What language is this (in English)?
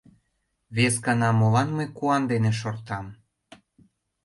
Mari